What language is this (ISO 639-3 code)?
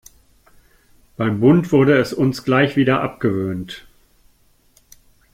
deu